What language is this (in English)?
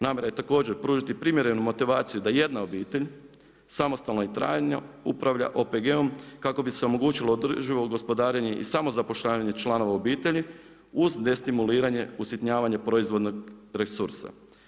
Croatian